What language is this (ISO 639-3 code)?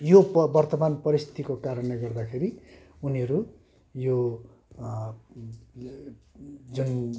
nep